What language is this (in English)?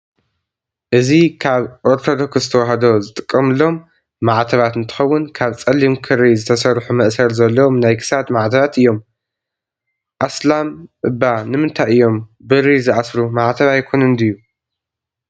Tigrinya